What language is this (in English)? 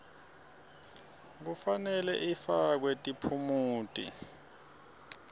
Swati